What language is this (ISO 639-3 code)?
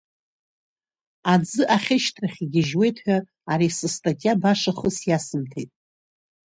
abk